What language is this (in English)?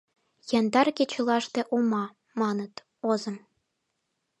Mari